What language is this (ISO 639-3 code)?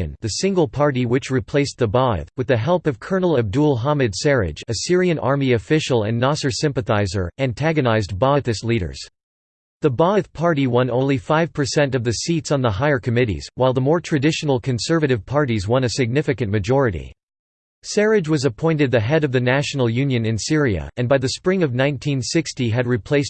eng